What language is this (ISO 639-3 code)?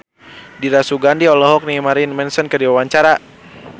sun